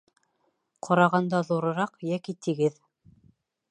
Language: Bashkir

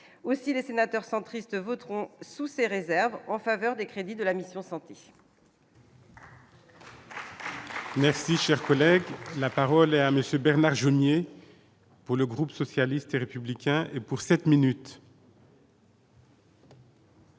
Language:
French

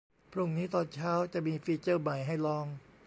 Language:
Thai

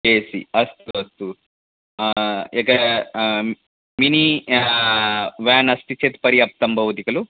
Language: Sanskrit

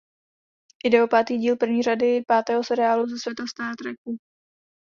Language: Czech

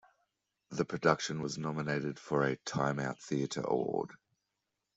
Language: English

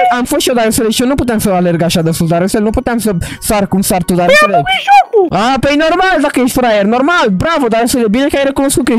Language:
Romanian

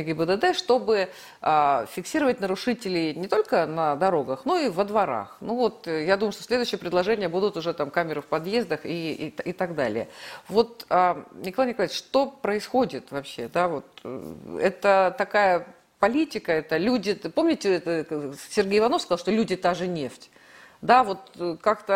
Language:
Russian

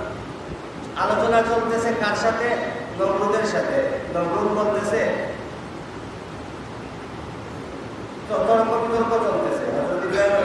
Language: Indonesian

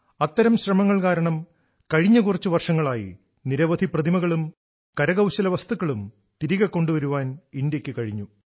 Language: Malayalam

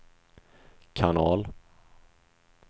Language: Swedish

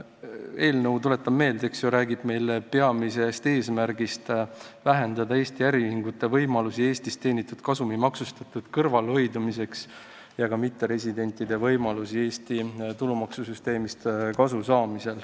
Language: Estonian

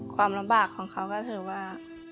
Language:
Thai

